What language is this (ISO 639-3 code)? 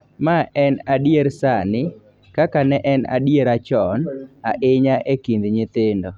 luo